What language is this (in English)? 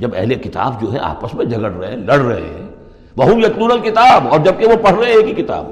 Urdu